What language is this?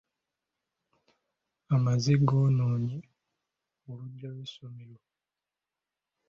Ganda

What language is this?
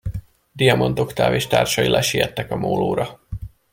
Hungarian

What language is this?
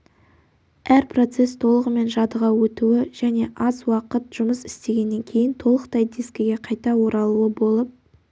Kazakh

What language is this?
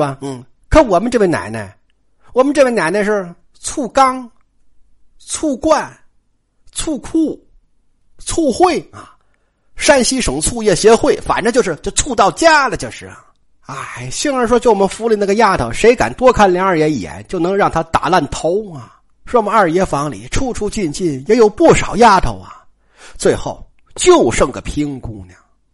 Chinese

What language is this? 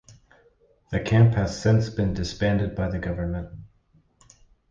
English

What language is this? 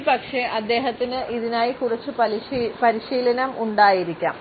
Malayalam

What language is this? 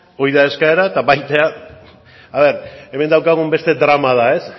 Basque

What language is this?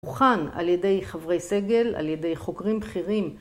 Hebrew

